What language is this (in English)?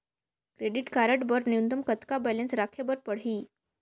Chhattisgarhi